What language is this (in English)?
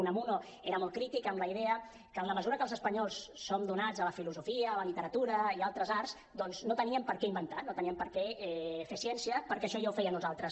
Catalan